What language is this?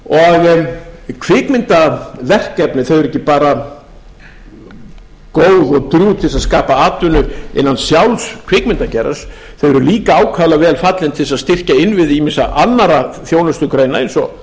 Icelandic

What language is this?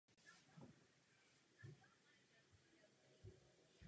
Czech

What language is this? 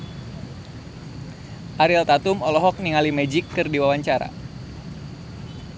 Sundanese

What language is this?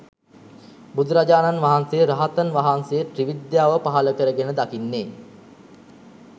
Sinhala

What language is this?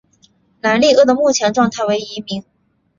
Chinese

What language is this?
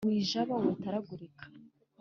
Kinyarwanda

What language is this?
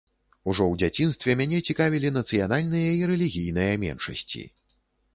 Belarusian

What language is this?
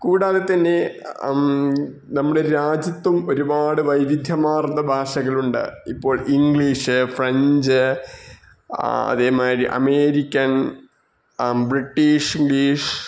Malayalam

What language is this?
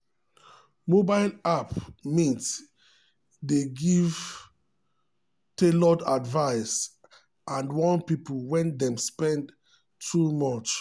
Nigerian Pidgin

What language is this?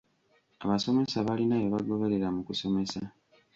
Ganda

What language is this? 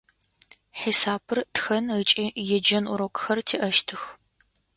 Adyghe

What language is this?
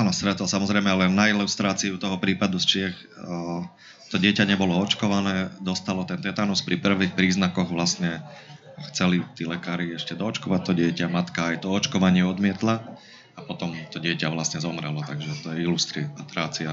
Slovak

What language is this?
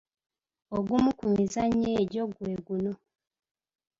Ganda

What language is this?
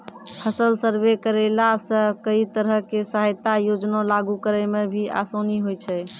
Maithili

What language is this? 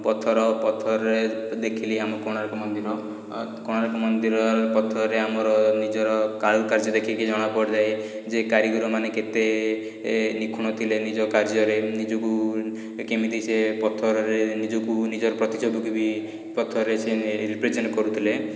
Odia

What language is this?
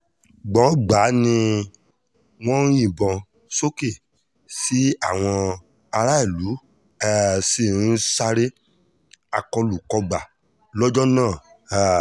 Yoruba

